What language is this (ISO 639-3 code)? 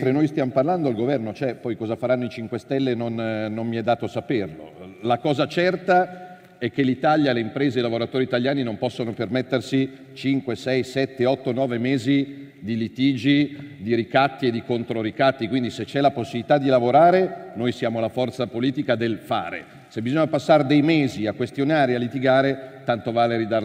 ita